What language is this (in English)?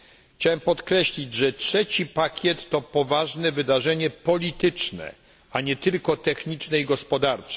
Polish